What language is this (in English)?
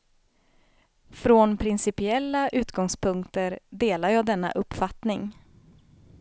Swedish